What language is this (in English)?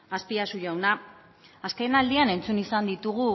Basque